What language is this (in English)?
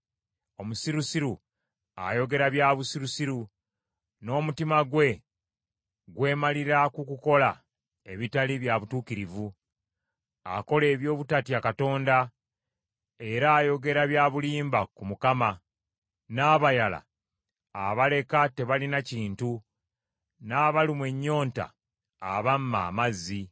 Ganda